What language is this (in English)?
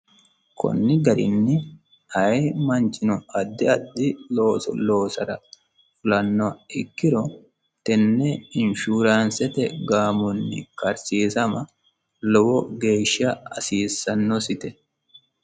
Sidamo